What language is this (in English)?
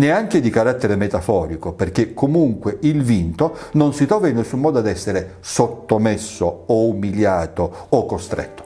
Italian